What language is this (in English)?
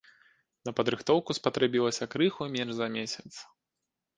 Belarusian